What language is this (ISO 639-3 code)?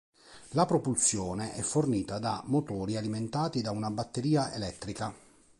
ita